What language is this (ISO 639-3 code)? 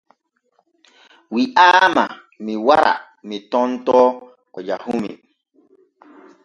fue